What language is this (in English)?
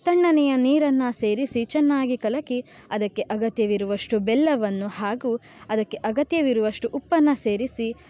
Kannada